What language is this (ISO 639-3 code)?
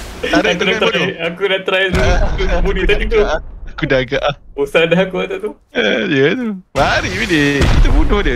msa